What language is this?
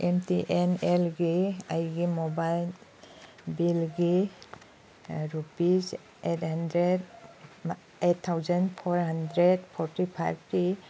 Manipuri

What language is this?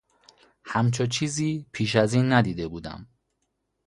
Persian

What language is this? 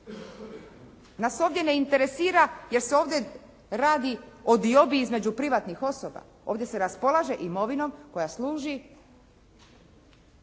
Croatian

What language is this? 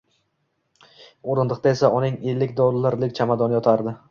Uzbek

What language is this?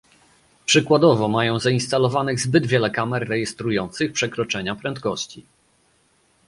Polish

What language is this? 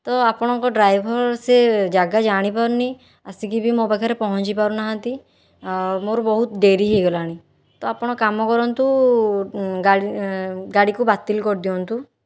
Odia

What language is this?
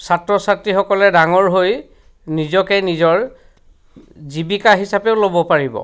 Assamese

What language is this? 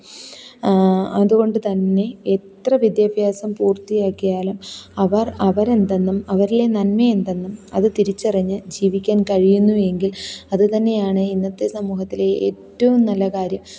Malayalam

